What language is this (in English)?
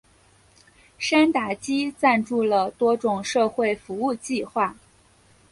Chinese